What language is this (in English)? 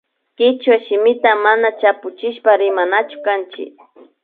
Imbabura Highland Quichua